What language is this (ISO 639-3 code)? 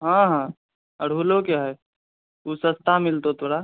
mai